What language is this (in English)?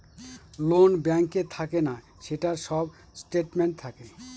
Bangla